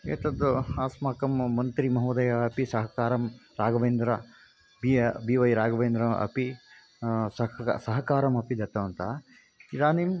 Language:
Sanskrit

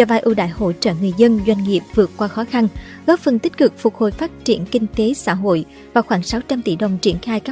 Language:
Vietnamese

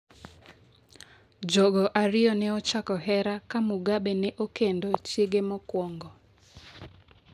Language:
Luo (Kenya and Tanzania)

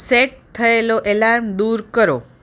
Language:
Gujarati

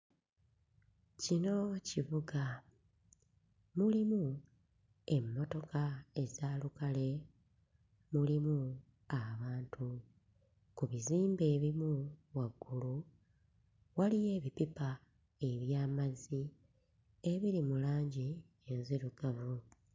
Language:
Ganda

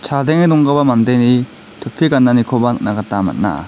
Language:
Garo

